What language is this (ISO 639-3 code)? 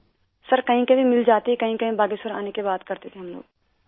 urd